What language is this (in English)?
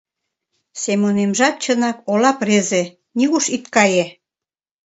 Mari